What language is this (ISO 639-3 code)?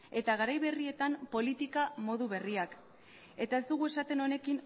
eus